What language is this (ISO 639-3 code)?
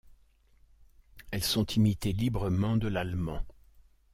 fra